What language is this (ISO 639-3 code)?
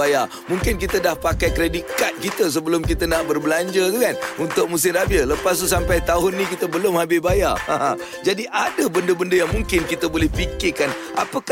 msa